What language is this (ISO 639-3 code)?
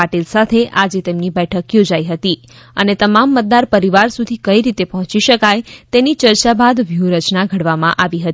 guj